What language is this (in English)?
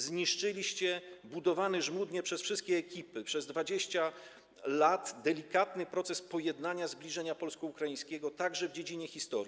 Polish